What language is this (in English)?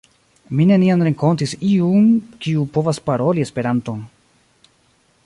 Esperanto